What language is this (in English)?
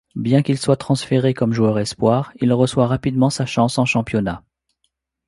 French